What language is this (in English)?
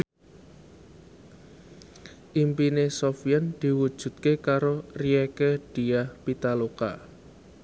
Javanese